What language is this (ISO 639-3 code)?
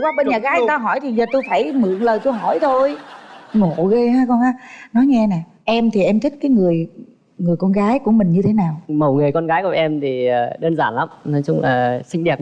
vie